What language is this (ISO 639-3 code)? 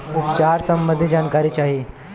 bho